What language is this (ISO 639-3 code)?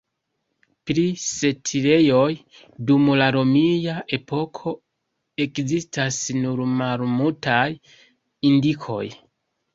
epo